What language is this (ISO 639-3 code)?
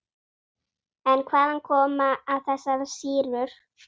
isl